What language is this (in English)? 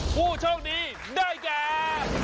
Thai